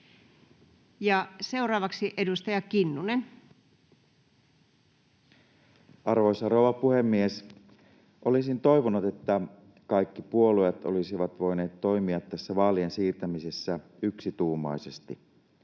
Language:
Finnish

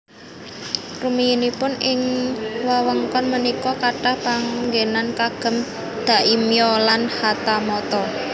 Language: Javanese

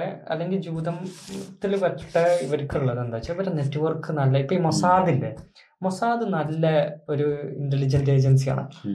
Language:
Malayalam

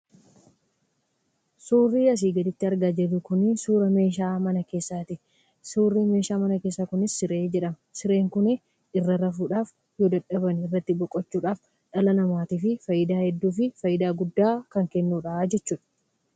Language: Oromo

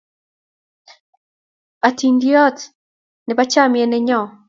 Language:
Kalenjin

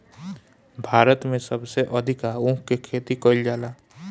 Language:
Bhojpuri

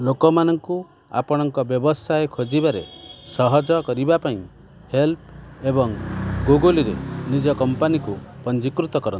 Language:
Odia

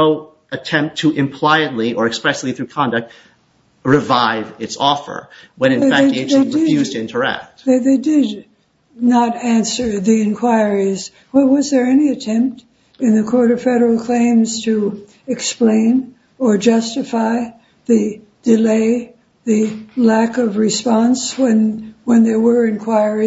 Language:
English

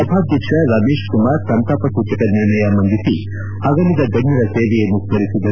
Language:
Kannada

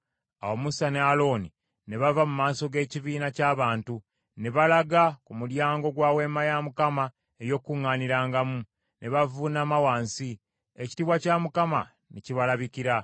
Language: Ganda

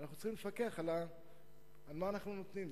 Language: Hebrew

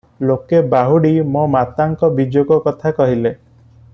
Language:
Odia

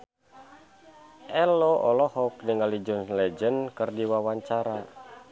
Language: Sundanese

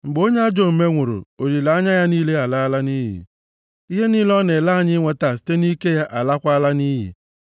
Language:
Igbo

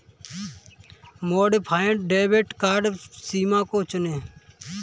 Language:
Hindi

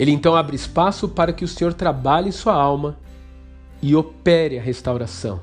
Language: Portuguese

